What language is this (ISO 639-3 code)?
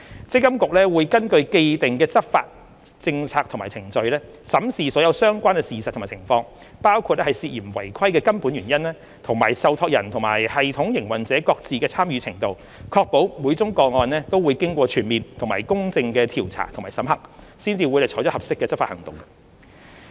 yue